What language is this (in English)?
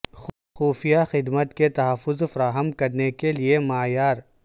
Urdu